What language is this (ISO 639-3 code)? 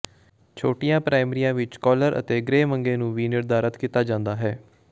pan